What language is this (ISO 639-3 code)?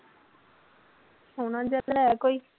pan